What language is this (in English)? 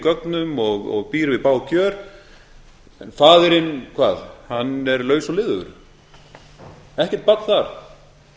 Icelandic